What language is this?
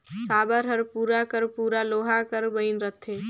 Chhattisgarhi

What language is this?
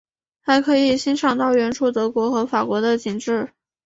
Chinese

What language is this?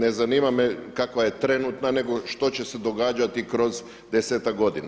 Croatian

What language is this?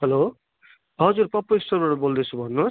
Nepali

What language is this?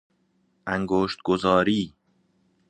Persian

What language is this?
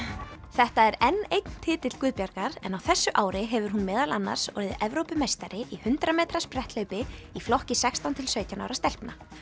Icelandic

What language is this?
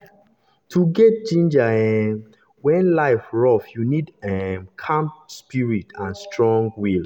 Nigerian Pidgin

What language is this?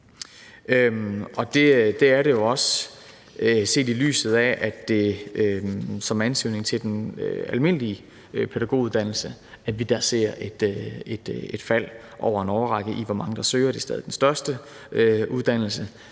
Danish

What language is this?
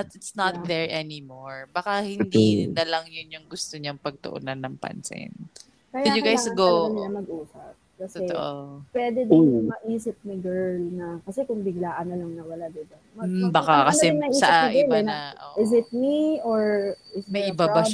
Filipino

